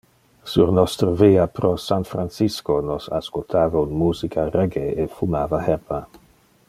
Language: Interlingua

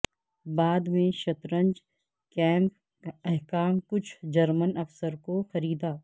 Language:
Urdu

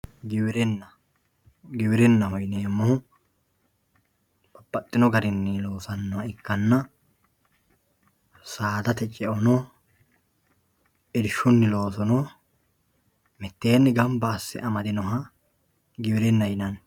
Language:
Sidamo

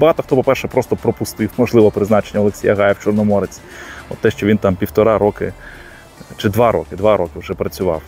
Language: Ukrainian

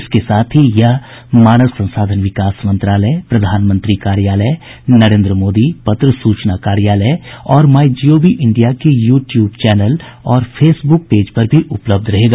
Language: Hindi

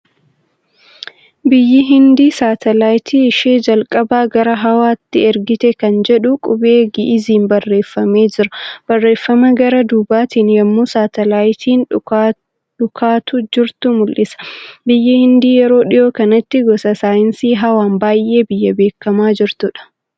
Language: Oromo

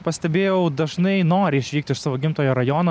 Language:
Lithuanian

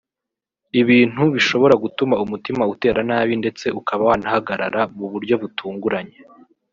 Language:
Kinyarwanda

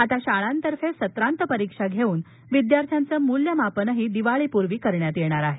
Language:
Marathi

